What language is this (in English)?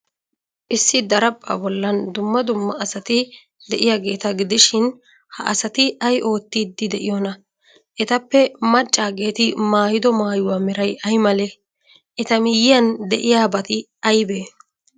Wolaytta